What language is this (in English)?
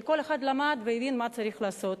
Hebrew